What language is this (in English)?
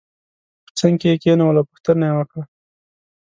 Pashto